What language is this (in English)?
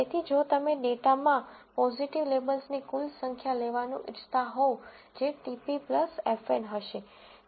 Gujarati